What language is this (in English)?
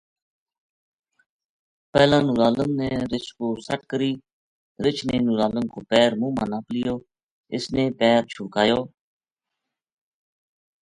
Gujari